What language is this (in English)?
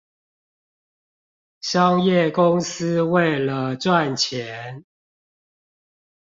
Chinese